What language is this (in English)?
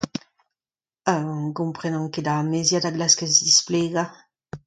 Breton